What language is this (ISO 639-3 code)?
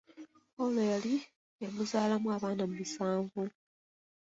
lug